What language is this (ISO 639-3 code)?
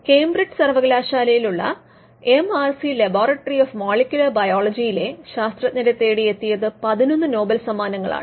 mal